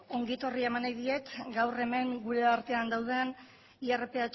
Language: Basque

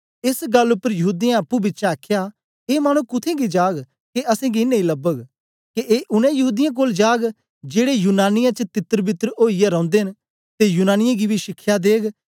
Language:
Dogri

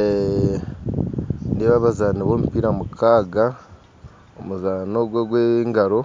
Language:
Nyankole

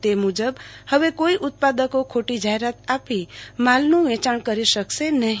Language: Gujarati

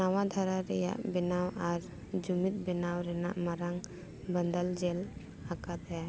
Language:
Santali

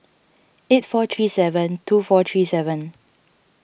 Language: English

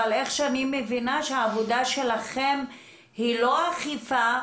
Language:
Hebrew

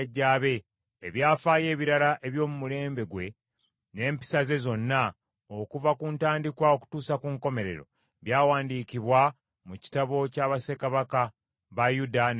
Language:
Ganda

